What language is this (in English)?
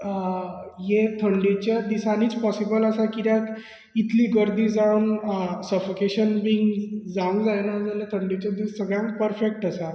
Konkani